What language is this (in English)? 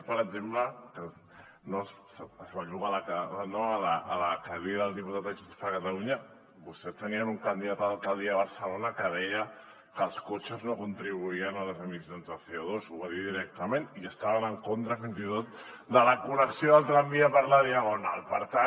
Catalan